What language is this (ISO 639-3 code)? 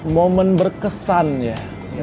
ind